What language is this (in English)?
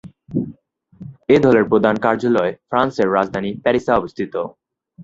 Bangla